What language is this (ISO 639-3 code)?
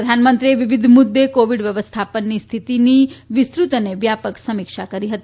guj